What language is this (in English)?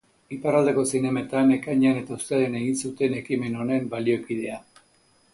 Basque